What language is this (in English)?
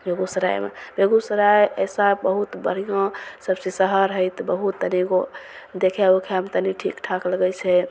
Maithili